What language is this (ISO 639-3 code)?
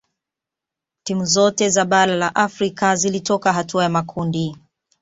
swa